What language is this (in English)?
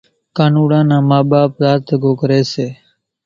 Kachi Koli